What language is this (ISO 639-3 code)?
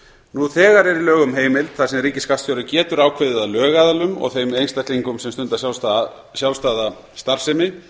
isl